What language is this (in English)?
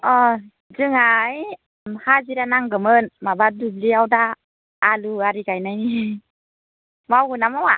Bodo